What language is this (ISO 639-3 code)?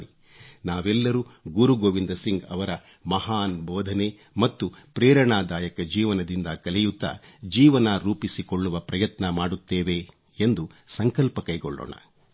kan